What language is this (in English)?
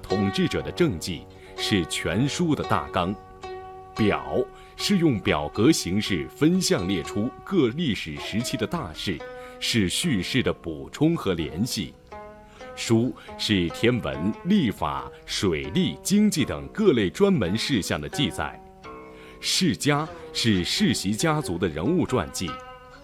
Chinese